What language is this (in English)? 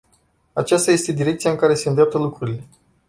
Romanian